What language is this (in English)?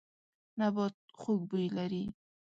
Pashto